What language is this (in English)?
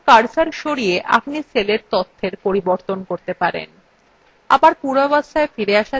Bangla